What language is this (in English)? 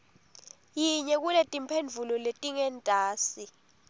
Swati